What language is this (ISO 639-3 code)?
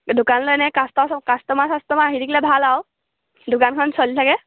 asm